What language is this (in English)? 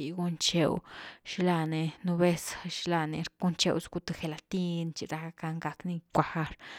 Güilá Zapotec